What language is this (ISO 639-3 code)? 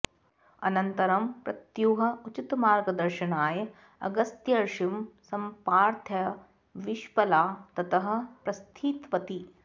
san